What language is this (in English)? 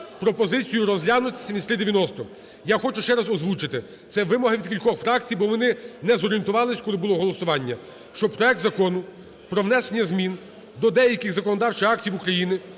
Ukrainian